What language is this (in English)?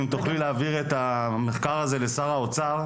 Hebrew